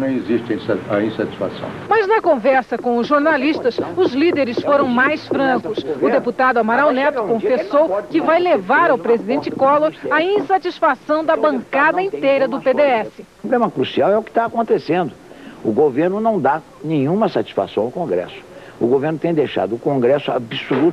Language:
Portuguese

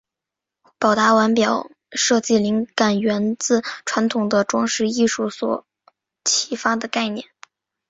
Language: Chinese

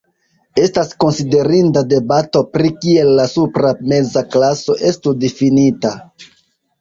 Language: Esperanto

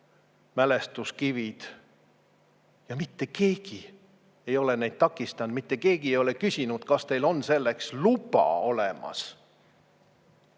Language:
Estonian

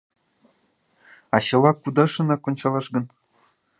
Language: Mari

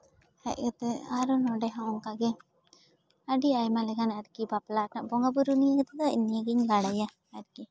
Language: Santali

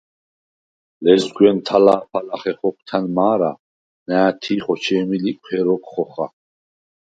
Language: Svan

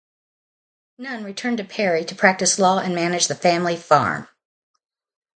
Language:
English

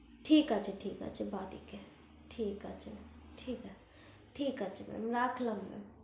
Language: Bangla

